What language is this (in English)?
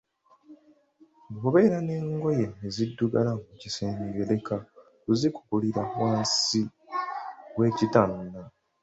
Ganda